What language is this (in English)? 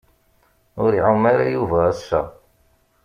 Kabyle